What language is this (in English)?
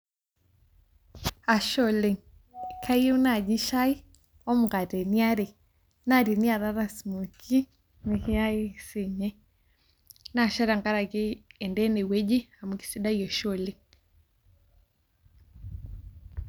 Masai